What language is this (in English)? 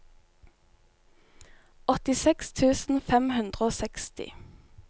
Norwegian